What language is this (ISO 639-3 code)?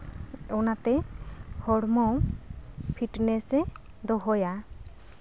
sat